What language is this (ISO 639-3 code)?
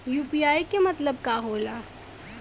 bho